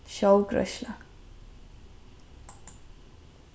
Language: Faroese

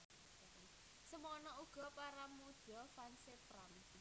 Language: Javanese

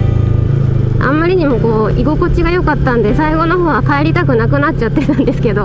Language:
Japanese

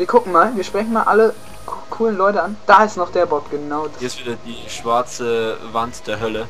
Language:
German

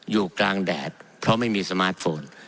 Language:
Thai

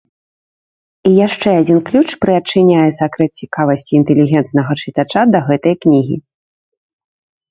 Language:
Belarusian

